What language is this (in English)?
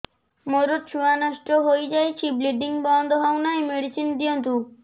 Odia